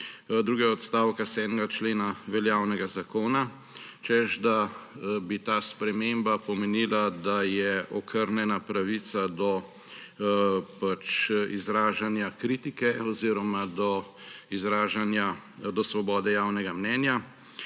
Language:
Slovenian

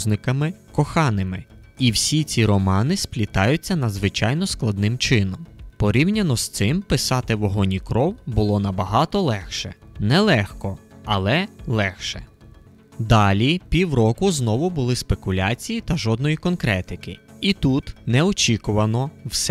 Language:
Ukrainian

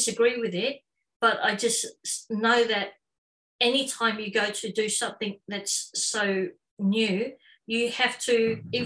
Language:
English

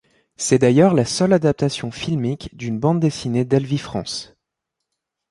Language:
French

